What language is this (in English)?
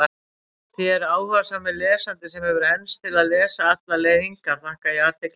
Icelandic